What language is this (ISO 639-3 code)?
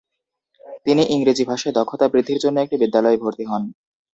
ben